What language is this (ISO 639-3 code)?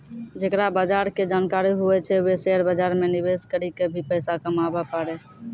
mai